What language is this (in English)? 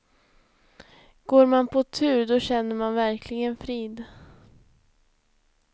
Swedish